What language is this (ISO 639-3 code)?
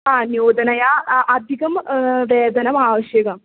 san